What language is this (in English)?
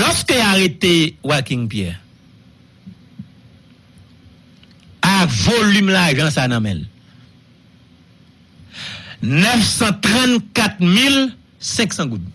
French